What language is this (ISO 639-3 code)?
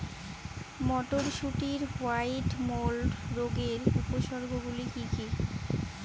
ben